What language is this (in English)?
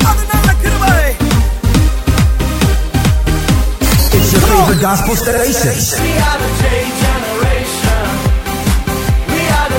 Urdu